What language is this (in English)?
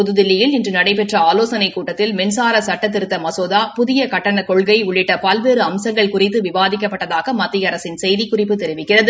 Tamil